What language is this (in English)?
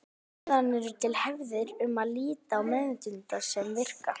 Icelandic